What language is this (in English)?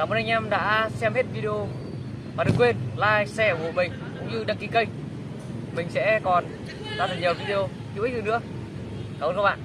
Vietnamese